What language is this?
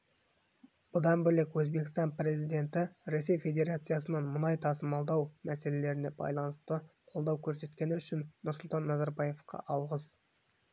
Kazakh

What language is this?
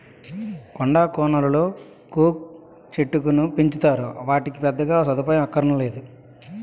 Telugu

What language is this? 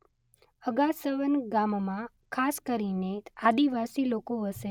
Gujarati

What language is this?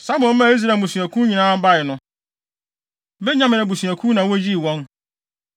Akan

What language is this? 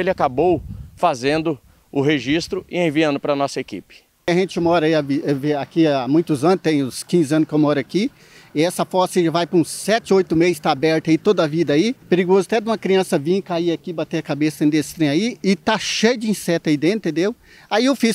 Portuguese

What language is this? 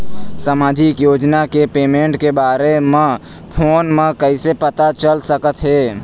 Chhattisgarhi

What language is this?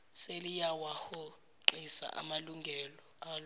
Zulu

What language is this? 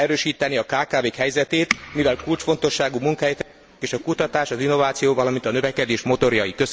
Hungarian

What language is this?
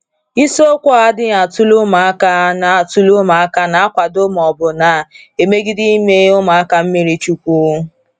Igbo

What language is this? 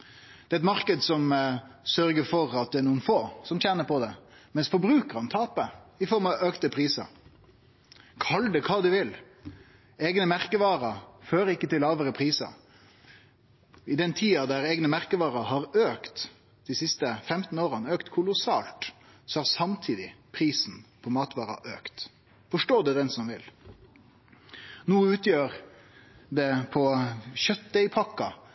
Norwegian Nynorsk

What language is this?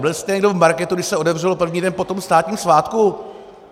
Czech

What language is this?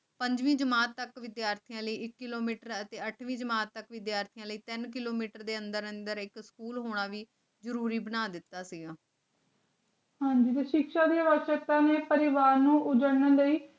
Punjabi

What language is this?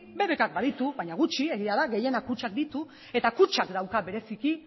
Basque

